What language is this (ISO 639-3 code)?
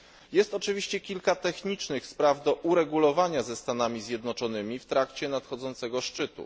pol